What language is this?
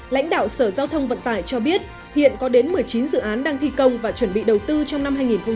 Vietnamese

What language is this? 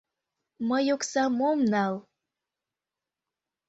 Mari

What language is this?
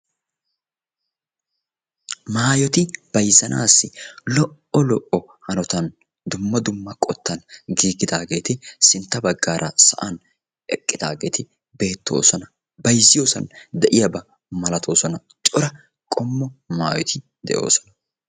Wolaytta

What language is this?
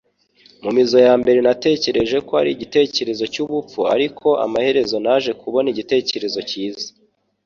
Kinyarwanda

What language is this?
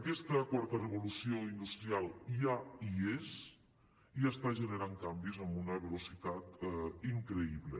Catalan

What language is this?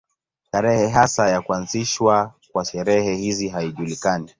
Swahili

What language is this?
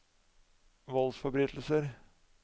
Norwegian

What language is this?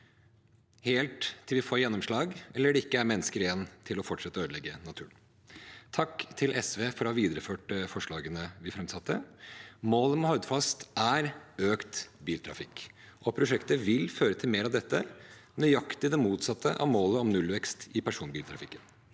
Norwegian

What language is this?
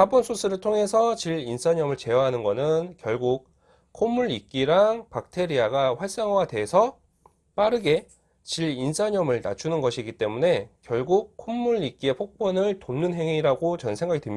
Korean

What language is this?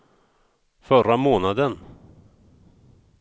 Swedish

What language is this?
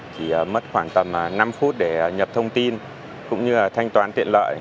Vietnamese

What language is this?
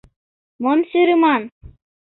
Mari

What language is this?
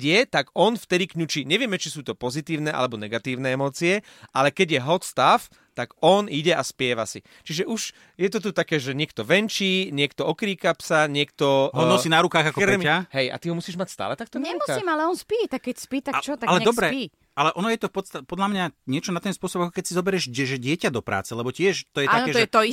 Slovak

